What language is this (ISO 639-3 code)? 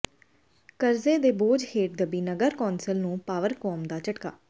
pan